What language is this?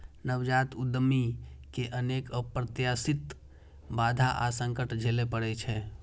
Maithili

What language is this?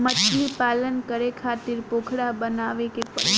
Bhojpuri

